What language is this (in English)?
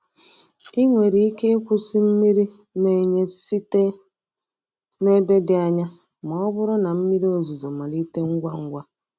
Igbo